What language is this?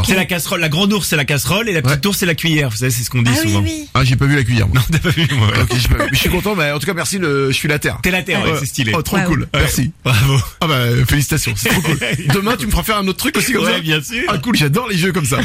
French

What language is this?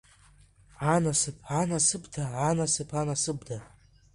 Abkhazian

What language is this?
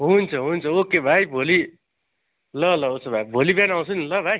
Nepali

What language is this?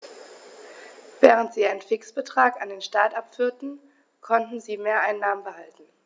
German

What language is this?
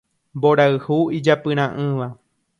Guarani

